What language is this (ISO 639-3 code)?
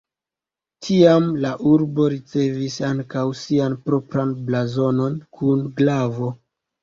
epo